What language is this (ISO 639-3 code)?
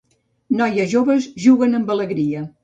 cat